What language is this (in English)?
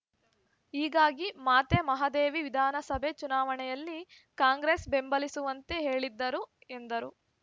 Kannada